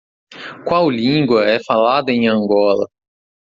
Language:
Portuguese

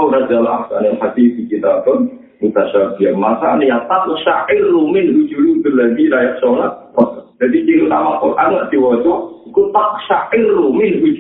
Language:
Malay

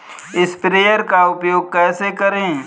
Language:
Hindi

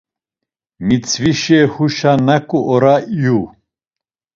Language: Laz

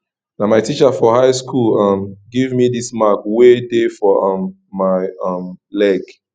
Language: Nigerian Pidgin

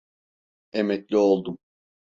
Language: Turkish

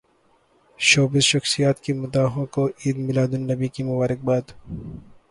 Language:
Urdu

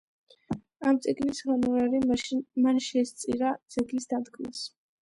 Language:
Georgian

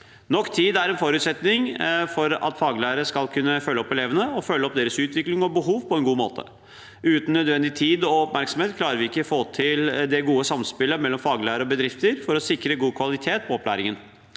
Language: Norwegian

